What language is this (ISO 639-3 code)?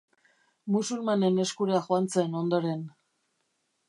eus